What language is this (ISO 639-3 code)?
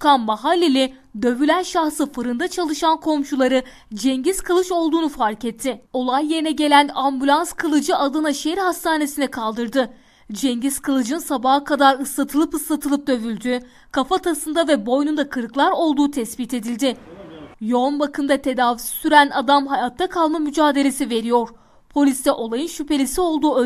tur